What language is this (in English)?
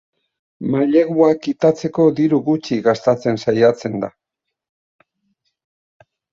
Basque